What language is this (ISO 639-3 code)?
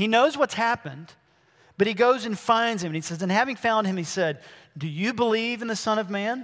eng